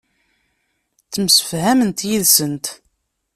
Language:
Kabyle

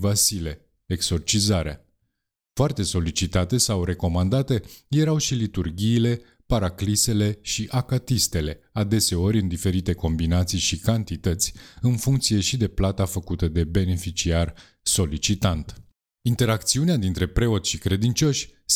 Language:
Romanian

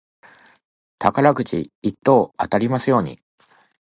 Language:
Japanese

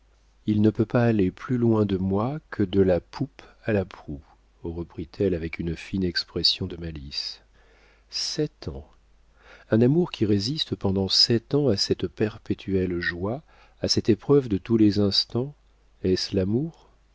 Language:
French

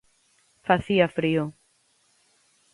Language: Galician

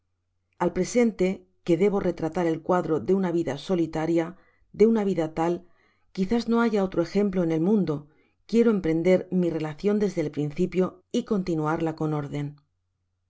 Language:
Spanish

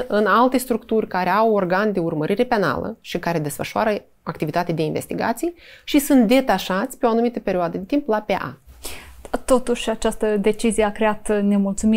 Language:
Romanian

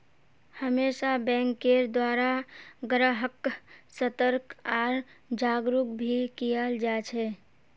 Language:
Magahi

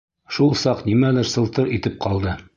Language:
Bashkir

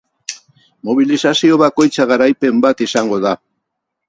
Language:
Basque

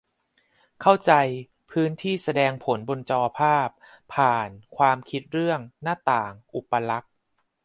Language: Thai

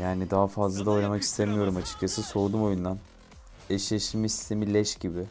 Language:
Turkish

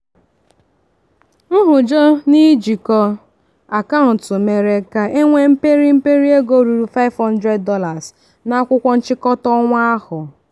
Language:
Igbo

